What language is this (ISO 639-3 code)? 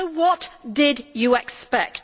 eng